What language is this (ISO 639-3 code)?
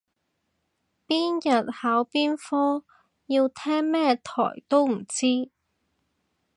yue